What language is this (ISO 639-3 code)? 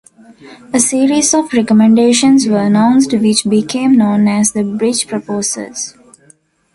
eng